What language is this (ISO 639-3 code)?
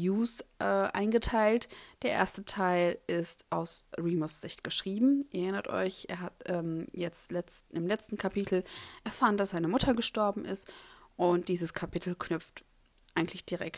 deu